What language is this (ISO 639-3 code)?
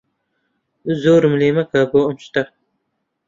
ckb